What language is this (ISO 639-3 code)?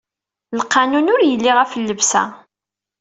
kab